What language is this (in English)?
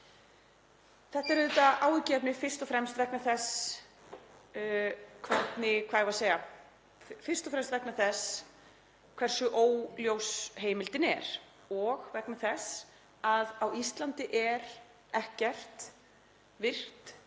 Icelandic